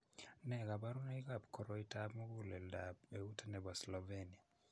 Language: Kalenjin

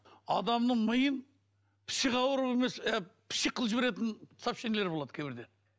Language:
Kazakh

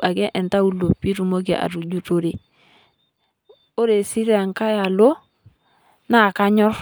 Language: Masai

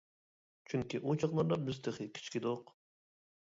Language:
Uyghur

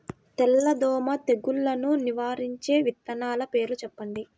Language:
Telugu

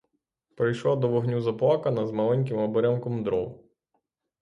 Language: Ukrainian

